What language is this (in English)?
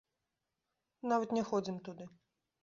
Belarusian